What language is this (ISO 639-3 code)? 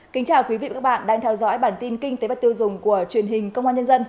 vie